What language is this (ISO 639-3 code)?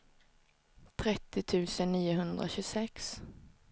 swe